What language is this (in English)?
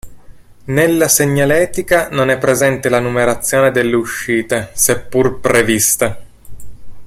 Italian